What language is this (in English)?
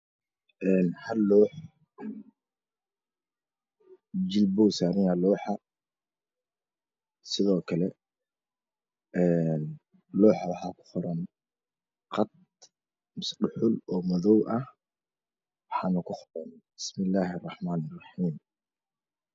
Somali